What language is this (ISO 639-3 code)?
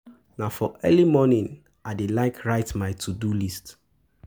pcm